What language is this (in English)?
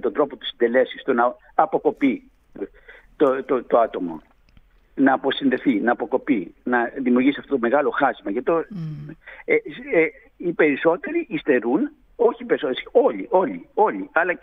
Greek